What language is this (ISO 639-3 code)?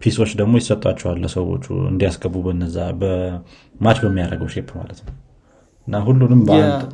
amh